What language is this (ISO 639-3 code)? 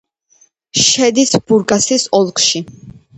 kat